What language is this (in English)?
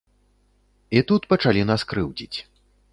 Belarusian